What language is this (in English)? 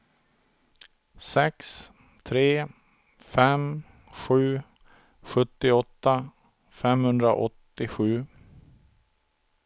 Swedish